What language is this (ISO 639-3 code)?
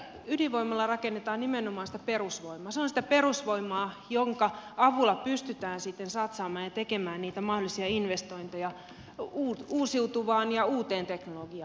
fin